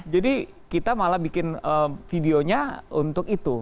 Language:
Indonesian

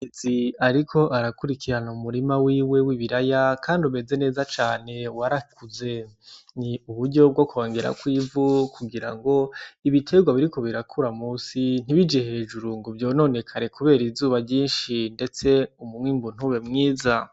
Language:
Rundi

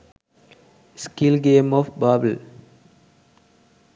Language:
Sinhala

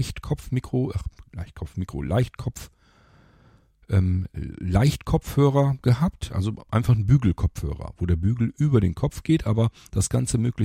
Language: German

